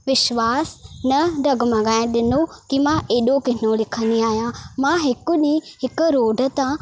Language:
Sindhi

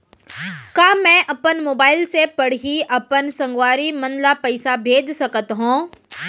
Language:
Chhattisgarhi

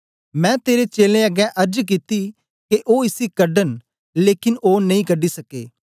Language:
Dogri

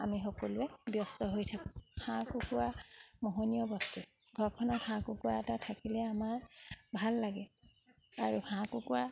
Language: Assamese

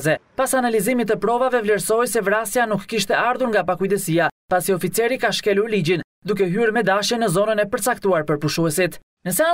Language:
Romanian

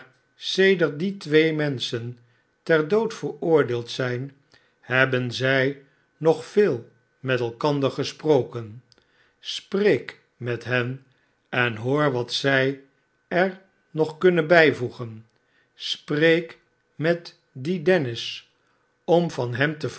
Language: Dutch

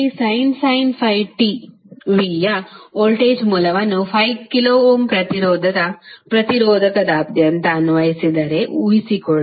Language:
Kannada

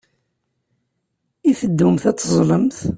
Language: Kabyle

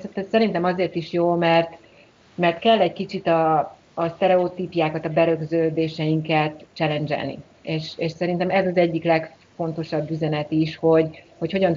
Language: Hungarian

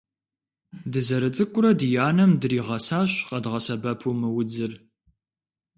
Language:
Kabardian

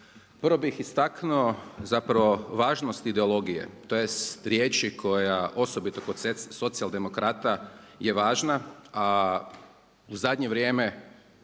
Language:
Croatian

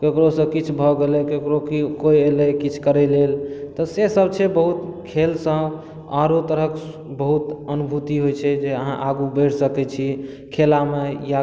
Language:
Maithili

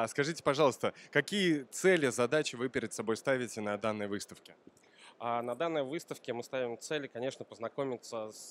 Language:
Russian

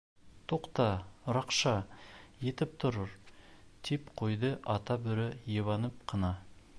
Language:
Bashkir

